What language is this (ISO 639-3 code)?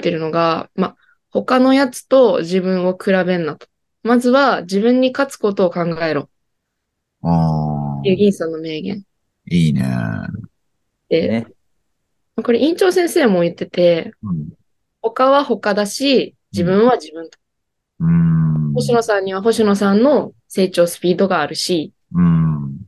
jpn